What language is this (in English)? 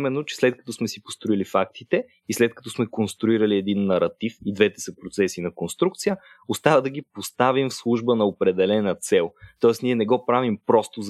Bulgarian